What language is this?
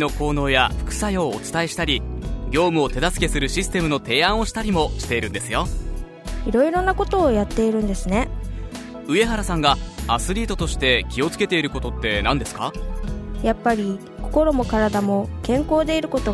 Japanese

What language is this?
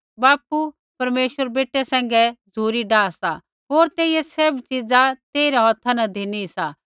Kullu Pahari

